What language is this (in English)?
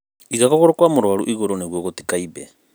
Kikuyu